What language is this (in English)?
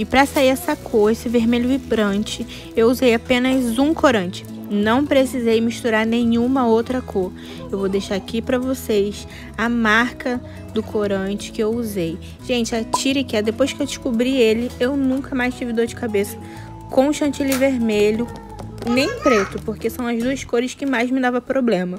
Portuguese